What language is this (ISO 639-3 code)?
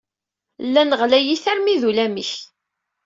kab